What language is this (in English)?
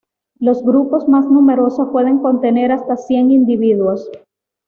Spanish